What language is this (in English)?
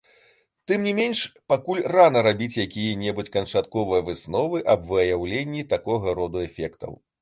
Belarusian